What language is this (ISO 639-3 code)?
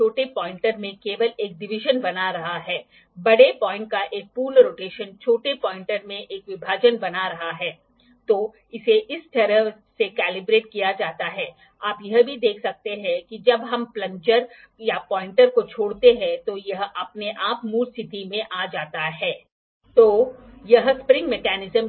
hin